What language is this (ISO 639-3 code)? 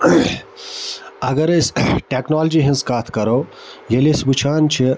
kas